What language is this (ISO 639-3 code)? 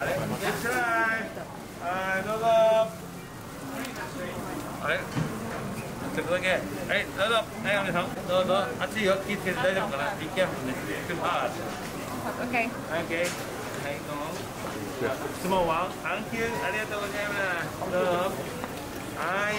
ron